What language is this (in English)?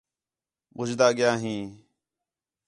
Khetrani